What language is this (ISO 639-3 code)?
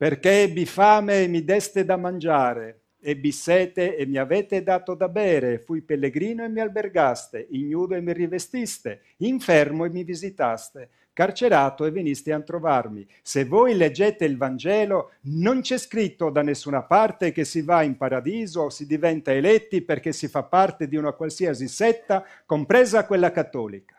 ita